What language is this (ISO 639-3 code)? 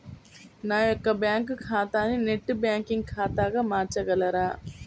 tel